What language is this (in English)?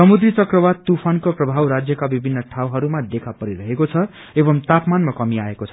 Nepali